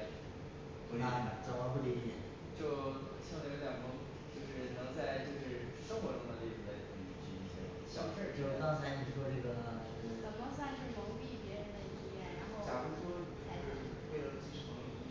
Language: Chinese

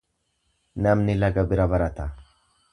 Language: Oromo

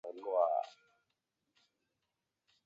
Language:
Chinese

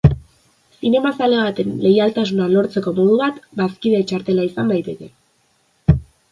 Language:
Basque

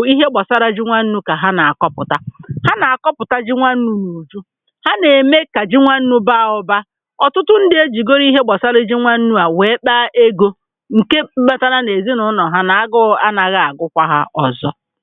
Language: Igbo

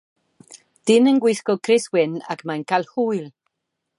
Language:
Welsh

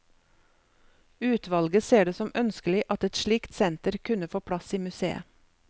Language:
Norwegian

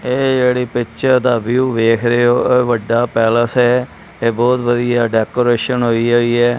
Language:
Punjabi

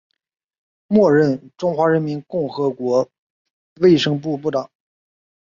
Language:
Chinese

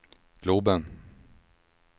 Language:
Swedish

